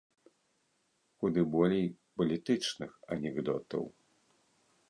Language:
Belarusian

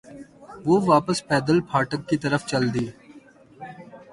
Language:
Urdu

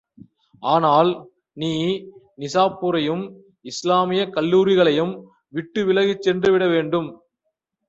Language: Tamil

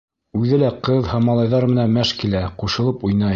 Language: Bashkir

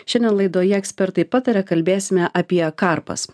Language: Lithuanian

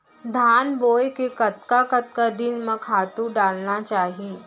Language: Chhattisgarhi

